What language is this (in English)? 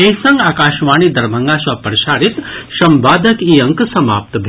Maithili